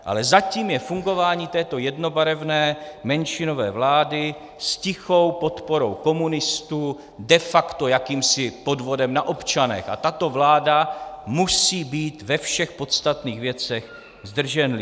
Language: Czech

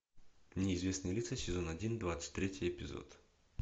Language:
Russian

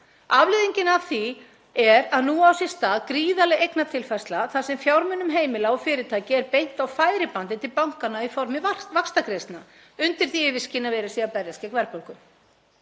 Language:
Icelandic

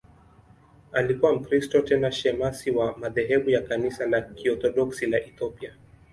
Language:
Swahili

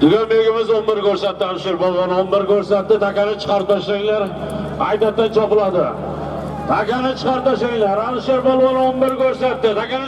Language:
Turkish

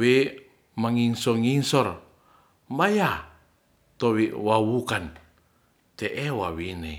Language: Ratahan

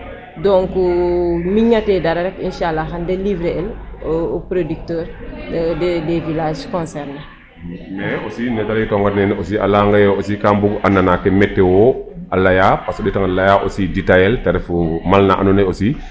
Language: Serer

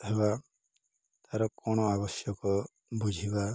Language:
Odia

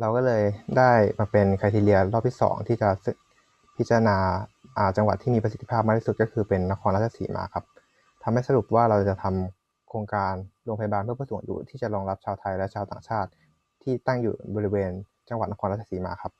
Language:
Thai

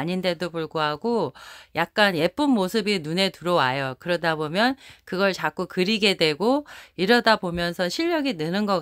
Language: Korean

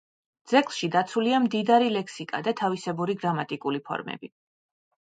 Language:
Georgian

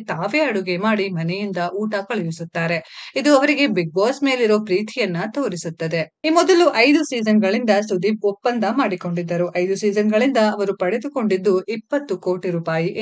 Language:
Ukrainian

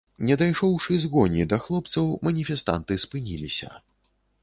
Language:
Belarusian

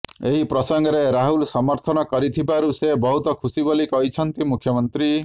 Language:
Odia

